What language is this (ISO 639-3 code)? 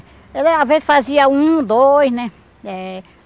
por